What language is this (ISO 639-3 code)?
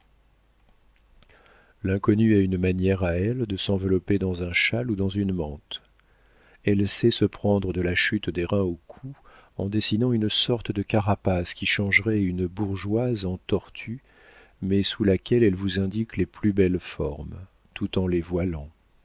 fra